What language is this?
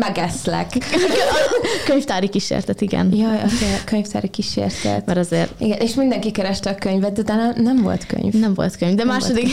Hungarian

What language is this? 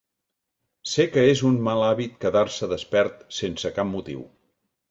Catalan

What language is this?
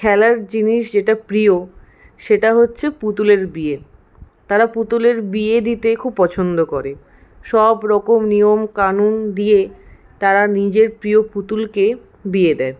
Bangla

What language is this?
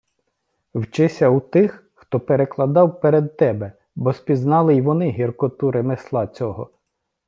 Ukrainian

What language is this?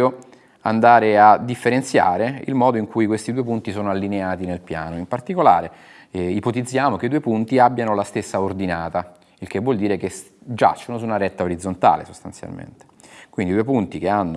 Italian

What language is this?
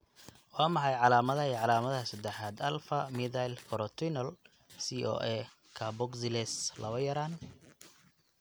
Somali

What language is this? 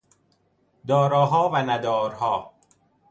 Persian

